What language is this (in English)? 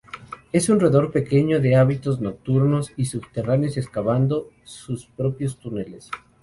Spanish